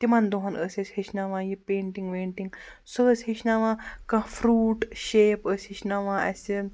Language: Kashmiri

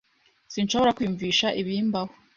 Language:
Kinyarwanda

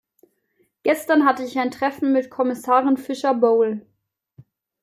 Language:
German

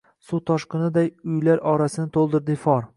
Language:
Uzbek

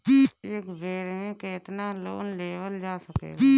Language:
Bhojpuri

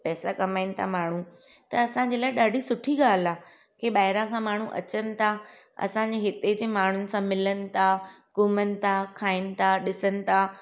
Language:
Sindhi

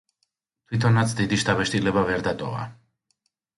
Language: Georgian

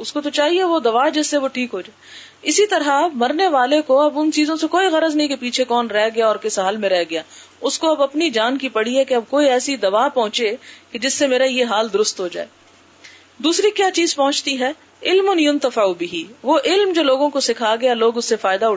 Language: Urdu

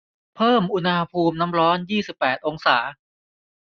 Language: Thai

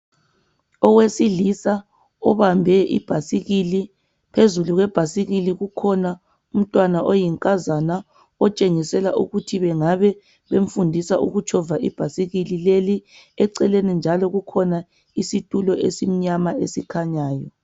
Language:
North Ndebele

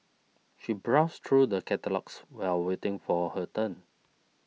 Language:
English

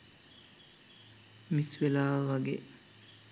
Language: Sinhala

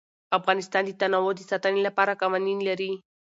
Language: Pashto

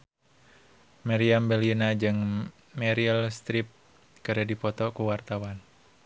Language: Sundanese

